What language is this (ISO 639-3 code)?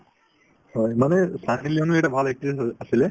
asm